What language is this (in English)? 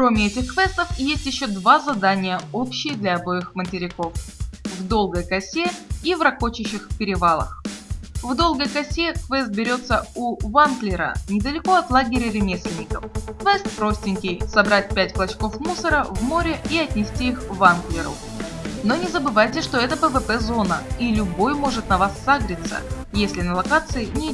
Russian